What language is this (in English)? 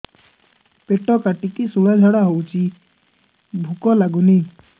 Odia